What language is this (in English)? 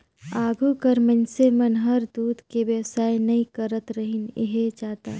Chhattisgarhi